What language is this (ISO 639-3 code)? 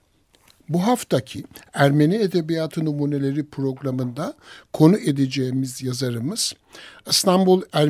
tur